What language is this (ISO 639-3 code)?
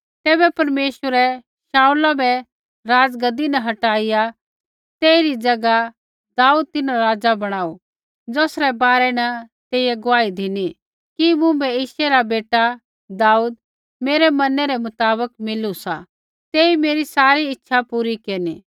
kfx